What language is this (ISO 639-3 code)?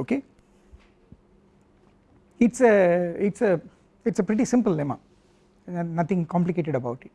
eng